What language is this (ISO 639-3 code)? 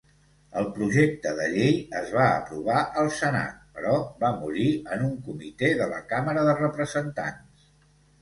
cat